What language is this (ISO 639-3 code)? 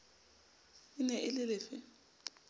sot